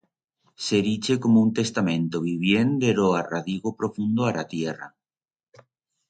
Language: Aragonese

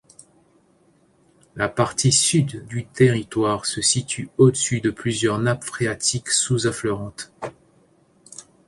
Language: French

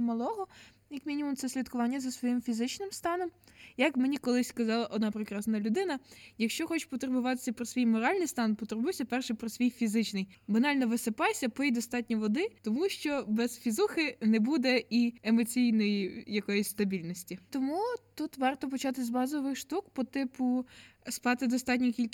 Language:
Ukrainian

